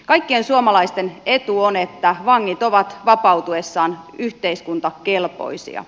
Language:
Finnish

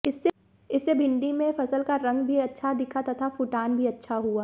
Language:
Hindi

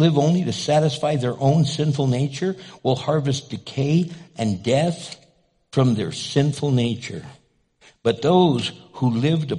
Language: English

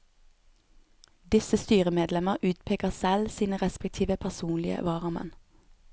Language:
Norwegian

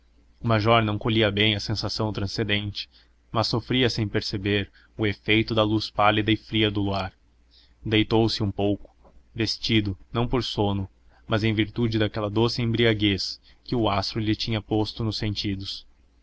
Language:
Portuguese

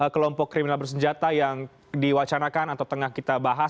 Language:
Indonesian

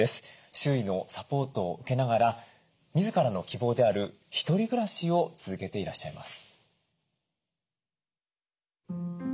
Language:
Japanese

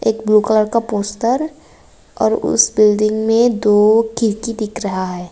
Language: Hindi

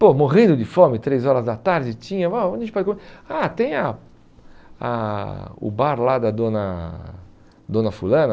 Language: Portuguese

